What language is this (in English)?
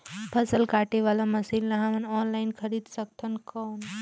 Chhattisgarhi